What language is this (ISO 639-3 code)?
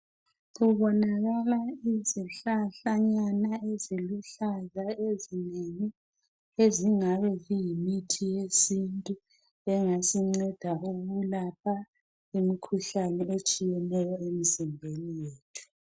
nde